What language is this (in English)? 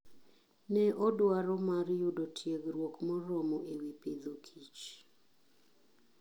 Luo (Kenya and Tanzania)